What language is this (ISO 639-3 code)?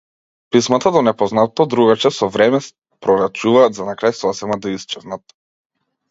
mkd